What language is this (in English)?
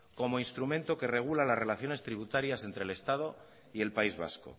Spanish